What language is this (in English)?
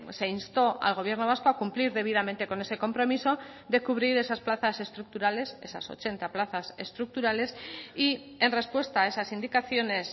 Spanish